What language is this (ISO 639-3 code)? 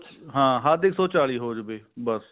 pan